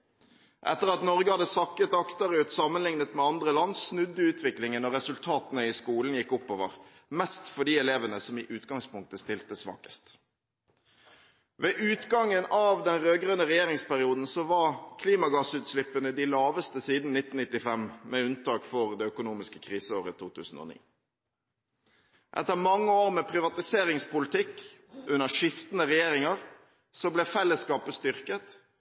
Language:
Norwegian Bokmål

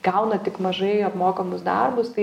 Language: Lithuanian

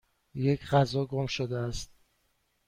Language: Persian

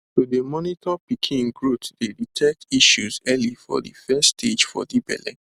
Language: Nigerian Pidgin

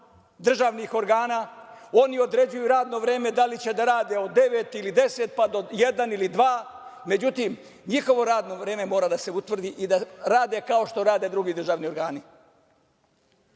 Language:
Serbian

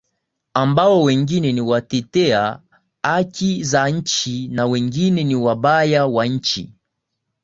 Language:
Swahili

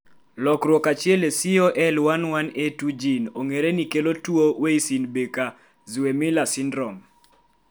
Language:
Luo (Kenya and Tanzania)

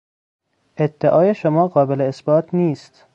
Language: Persian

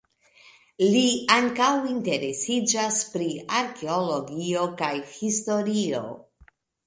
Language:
Esperanto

